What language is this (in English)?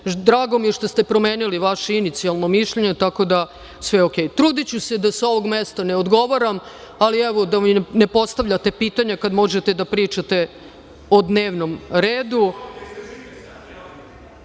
Serbian